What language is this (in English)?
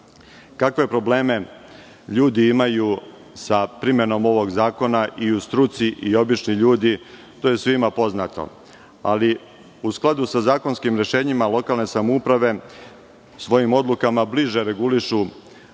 Serbian